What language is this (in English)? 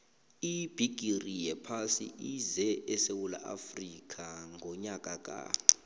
South Ndebele